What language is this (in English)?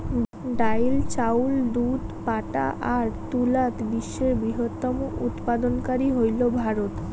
Bangla